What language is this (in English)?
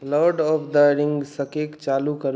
Maithili